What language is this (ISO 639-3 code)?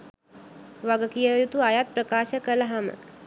sin